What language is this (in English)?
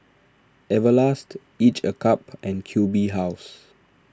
English